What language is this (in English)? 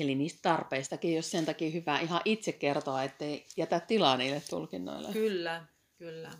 Finnish